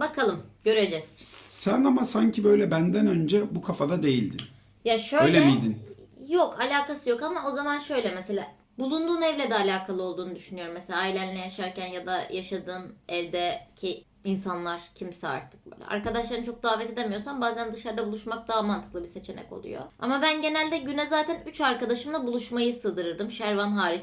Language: Turkish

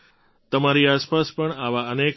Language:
Gujarati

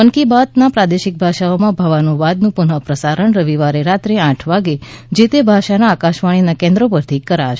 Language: Gujarati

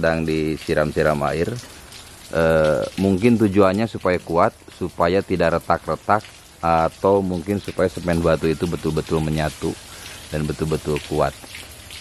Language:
Indonesian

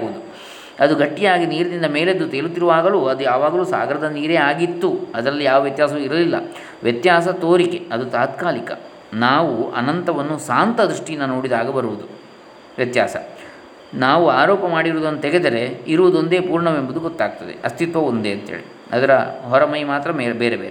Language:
Kannada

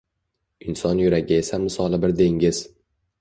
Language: Uzbek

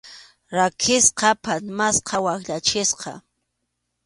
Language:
Arequipa-La Unión Quechua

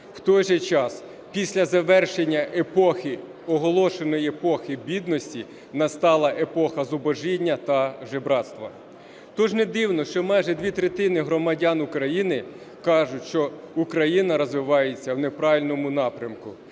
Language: Ukrainian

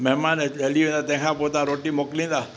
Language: Sindhi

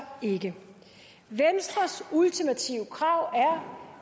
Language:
Danish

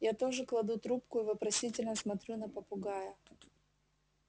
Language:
Russian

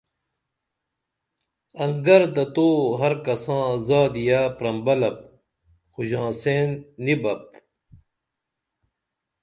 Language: Dameli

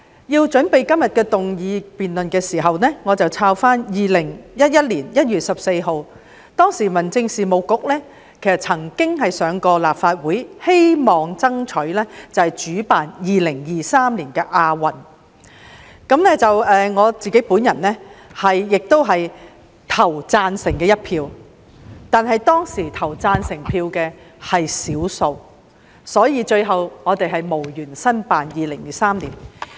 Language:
Cantonese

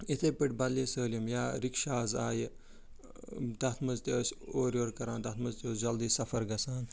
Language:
Kashmiri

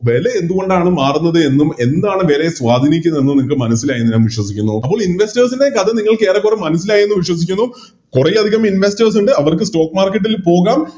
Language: Malayalam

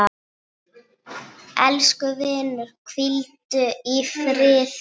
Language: Icelandic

